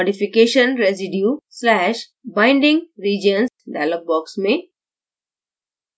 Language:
Hindi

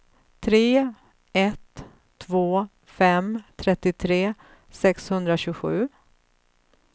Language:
Swedish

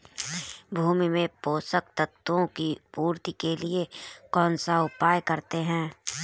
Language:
Hindi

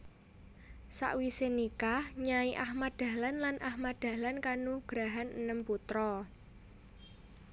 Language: Javanese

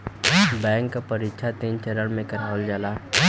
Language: Bhojpuri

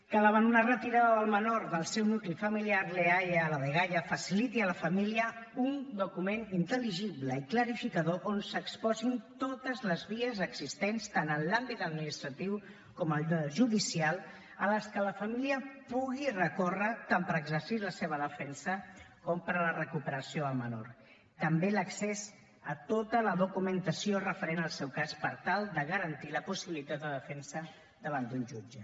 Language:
Catalan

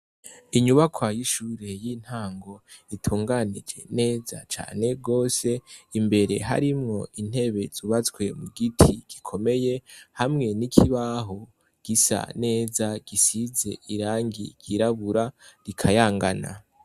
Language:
Rundi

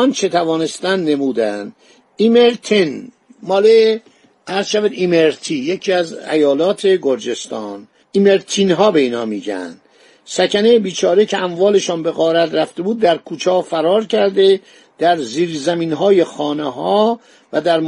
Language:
Persian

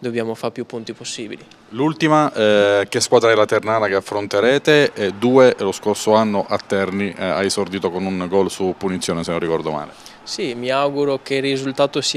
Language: Italian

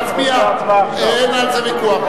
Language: Hebrew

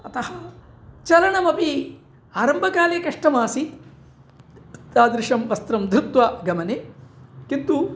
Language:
Sanskrit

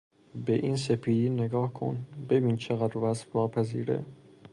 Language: Persian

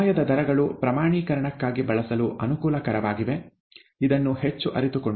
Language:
Kannada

